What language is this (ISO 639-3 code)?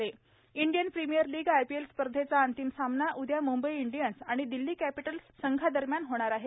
mar